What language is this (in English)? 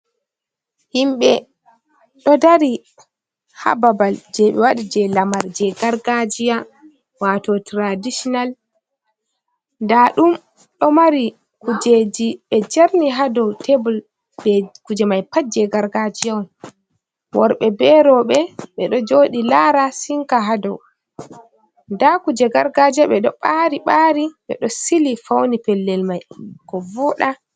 Fula